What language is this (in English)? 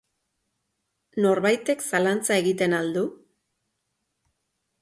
Basque